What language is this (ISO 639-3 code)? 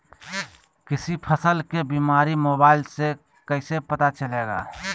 mag